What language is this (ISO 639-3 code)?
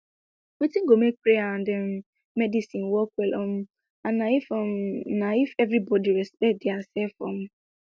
pcm